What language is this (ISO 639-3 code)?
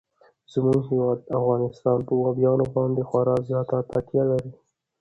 pus